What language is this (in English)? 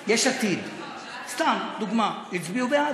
Hebrew